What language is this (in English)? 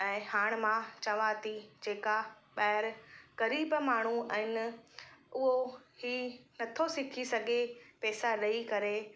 Sindhi